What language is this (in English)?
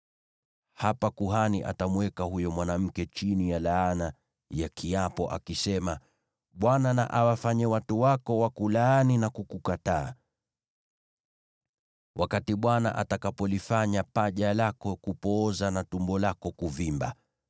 Swahili